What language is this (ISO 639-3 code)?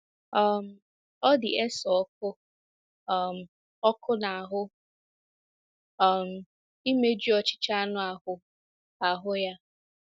ibo